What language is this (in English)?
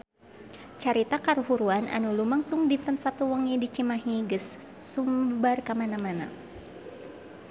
Sundanese